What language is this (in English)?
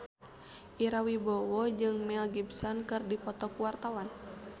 Sundanese